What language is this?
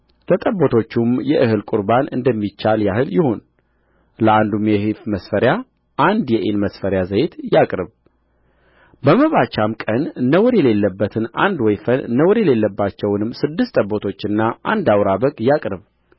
Amharic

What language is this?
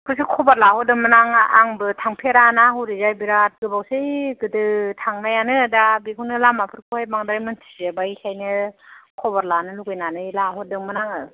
Bodo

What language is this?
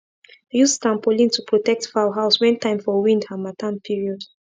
Nigerian Pidgin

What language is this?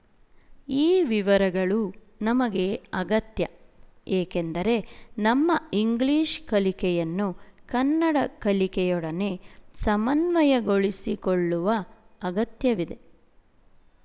Kannada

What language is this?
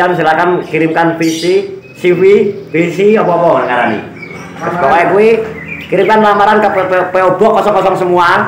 Indonesian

